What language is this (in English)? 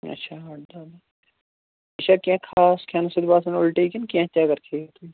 Kashmiri